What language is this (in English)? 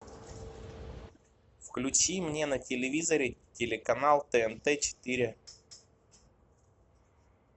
Russian